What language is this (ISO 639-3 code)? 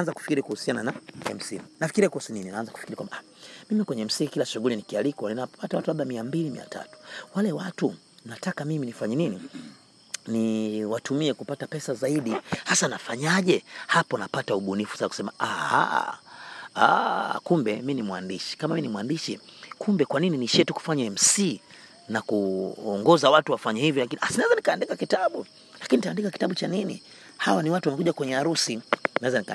swa